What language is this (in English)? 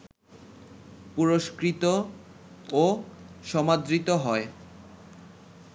Bangla